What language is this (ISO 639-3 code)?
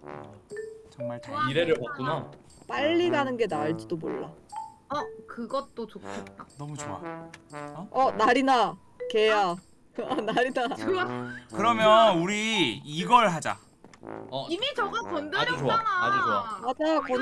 kor